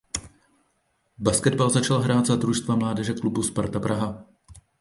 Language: Czech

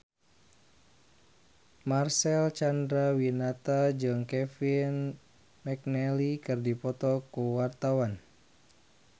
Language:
Sundanese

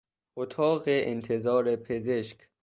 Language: Persian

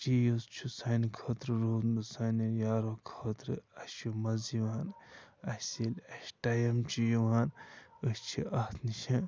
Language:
Kashmiri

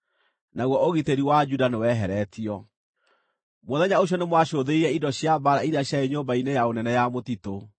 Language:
Kikuyu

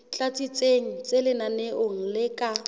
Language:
Southern Sotho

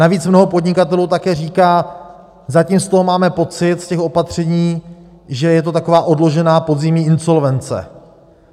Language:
Czech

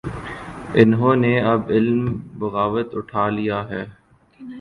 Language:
Urdu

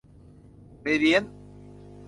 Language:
Thai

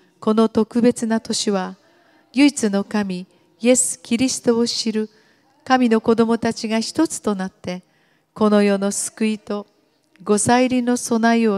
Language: Japanese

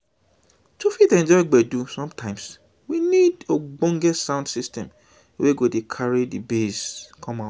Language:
Nigerian Pidgin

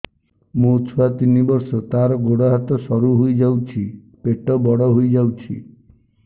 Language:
Odia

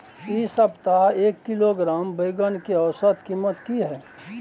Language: Maithili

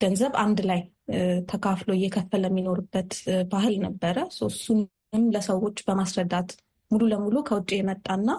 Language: Amharic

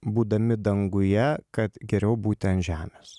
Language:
Lithuanian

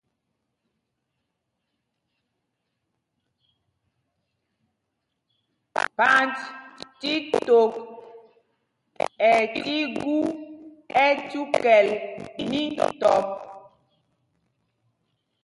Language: Mpumpong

